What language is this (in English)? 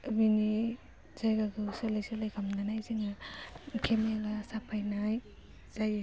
Bodo